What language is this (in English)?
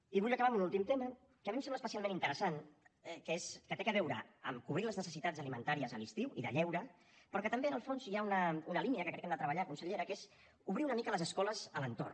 Catalan